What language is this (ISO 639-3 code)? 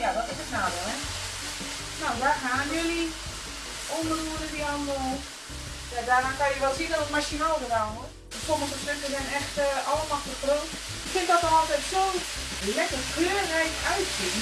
nld